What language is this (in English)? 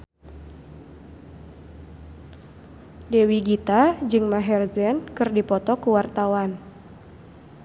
Sundanese